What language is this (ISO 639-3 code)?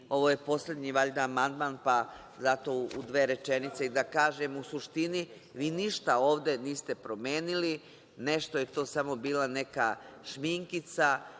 srp